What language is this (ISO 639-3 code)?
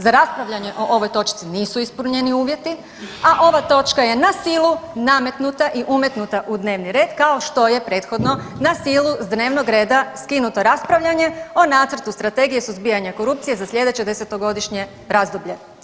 hrv